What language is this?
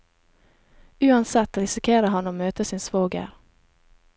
Norwegian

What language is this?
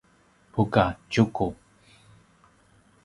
Paiwan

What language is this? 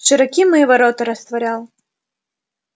Russian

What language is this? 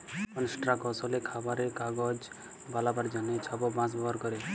Bangla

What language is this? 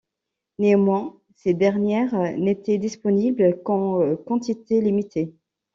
French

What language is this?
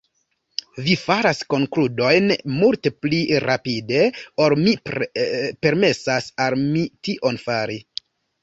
Esperanto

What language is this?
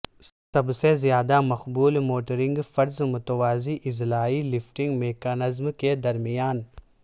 Urdu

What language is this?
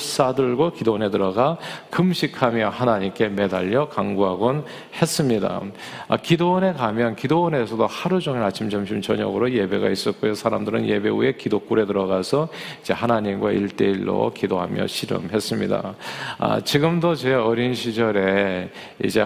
Korean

